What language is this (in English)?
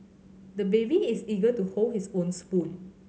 English